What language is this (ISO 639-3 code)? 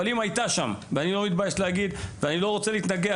heb